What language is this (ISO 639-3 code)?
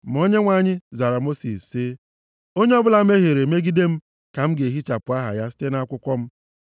ibo